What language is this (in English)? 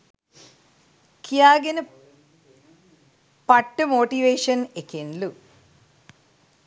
Sinhala